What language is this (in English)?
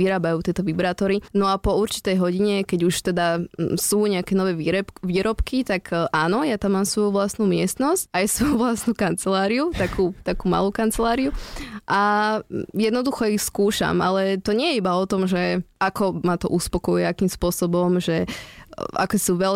Slovak